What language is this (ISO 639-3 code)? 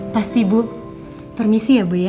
ind